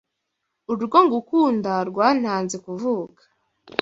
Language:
Kinyarwanda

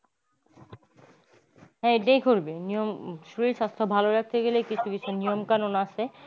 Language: Bangla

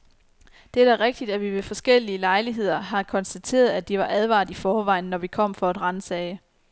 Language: Danish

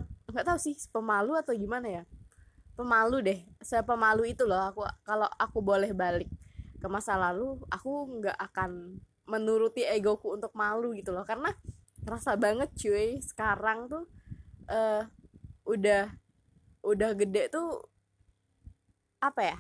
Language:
Indonesian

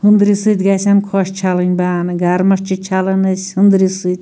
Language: Kashmiri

